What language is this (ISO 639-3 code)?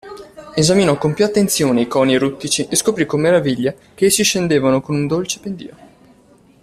ita